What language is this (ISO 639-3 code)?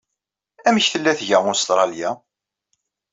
kab